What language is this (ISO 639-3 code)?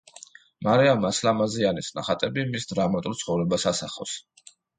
kat